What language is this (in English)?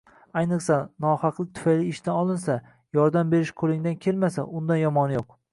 Uzbek